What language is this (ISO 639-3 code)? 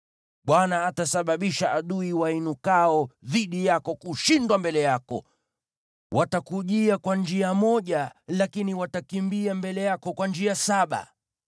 swa